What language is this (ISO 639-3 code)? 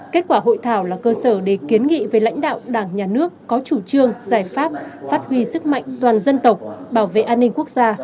vie